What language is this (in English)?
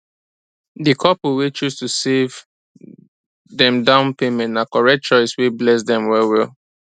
Nigerian Pidgin